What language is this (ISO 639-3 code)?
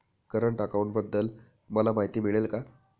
mar